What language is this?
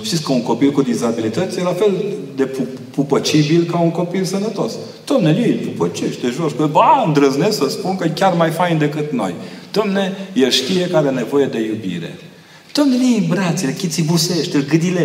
Romanian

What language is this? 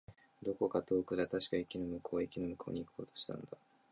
Japanese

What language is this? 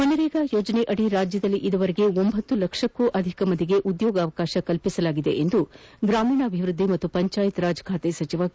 Kannada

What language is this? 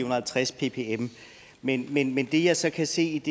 Danish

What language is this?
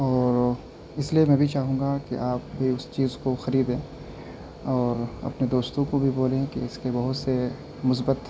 Urdu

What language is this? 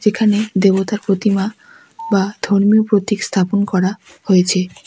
Bangla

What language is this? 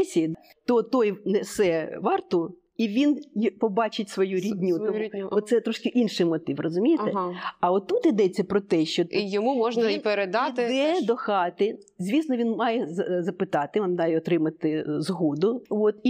Ukrainian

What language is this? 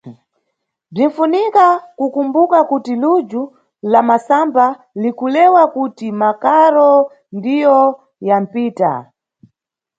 Nyungwe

